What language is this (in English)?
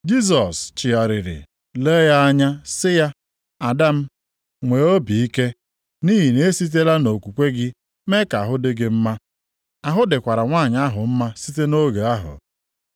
Igbo